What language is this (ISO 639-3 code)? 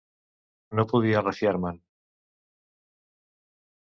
cat